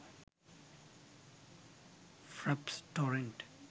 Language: Sinhala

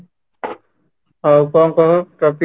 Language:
Odia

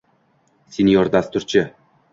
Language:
Uzbek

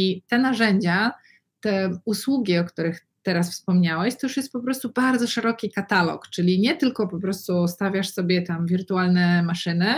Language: Polish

